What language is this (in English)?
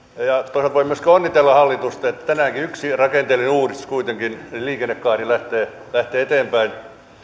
Finnish